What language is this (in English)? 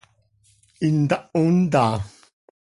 Seri